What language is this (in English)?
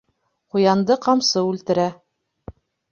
Bashkir